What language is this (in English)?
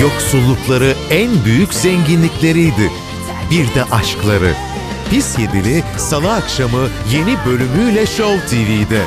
Turkish